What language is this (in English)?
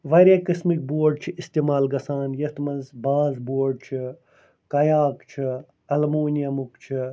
Kashmiri